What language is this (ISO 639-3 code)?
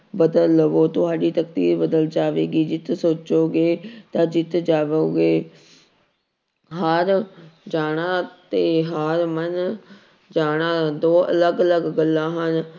pan